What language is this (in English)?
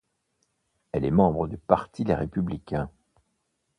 French